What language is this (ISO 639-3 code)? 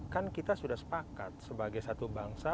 ind